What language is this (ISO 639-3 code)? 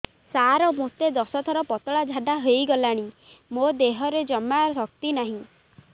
ori